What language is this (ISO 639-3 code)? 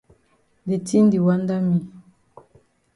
wes